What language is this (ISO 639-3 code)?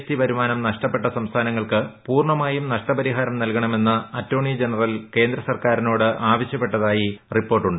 mal